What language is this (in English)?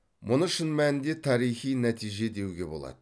Kazakh